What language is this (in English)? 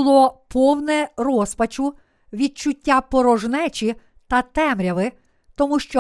Ukrainian